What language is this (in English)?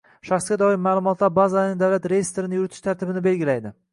Uzbek